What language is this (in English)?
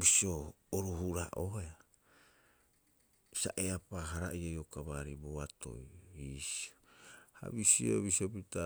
Rapoisi